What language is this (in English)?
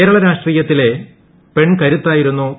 Malayalam